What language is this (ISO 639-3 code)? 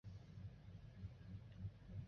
zho